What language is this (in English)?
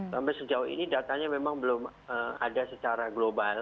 Indonesian